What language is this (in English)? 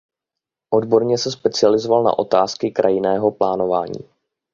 Czech